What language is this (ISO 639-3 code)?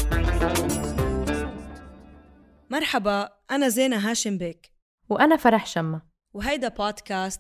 ara